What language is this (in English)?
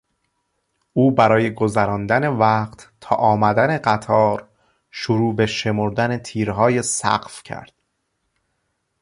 Persian